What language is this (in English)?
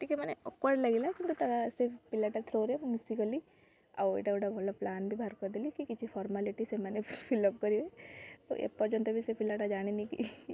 Odia